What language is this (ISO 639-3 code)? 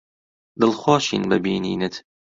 ckb